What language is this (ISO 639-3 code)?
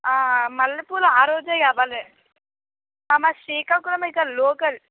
tel